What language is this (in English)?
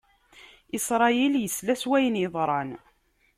Kabyle